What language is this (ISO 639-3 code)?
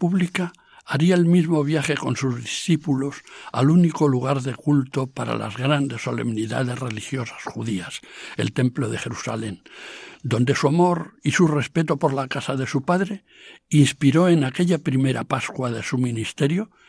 spa